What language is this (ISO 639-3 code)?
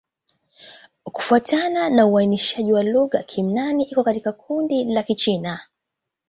swa